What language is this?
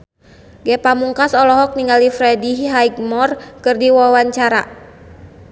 Sundanese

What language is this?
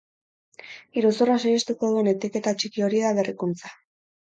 Basque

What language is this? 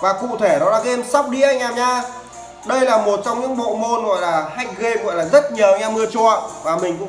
Vietnamese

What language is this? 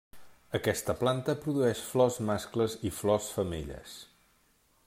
Catalan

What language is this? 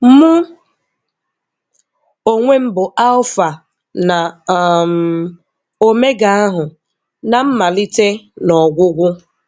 Igbo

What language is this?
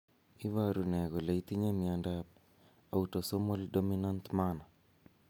Kalenjin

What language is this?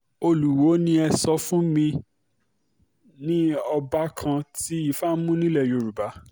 Yoruba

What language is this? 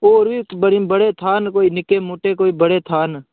Dogri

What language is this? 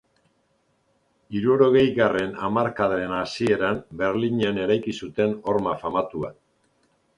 Basque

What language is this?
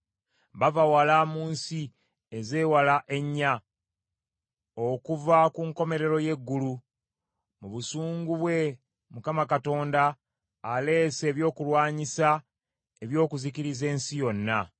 Ganda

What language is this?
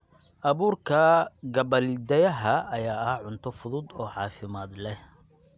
Somali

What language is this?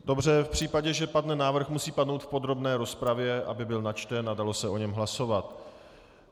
Czech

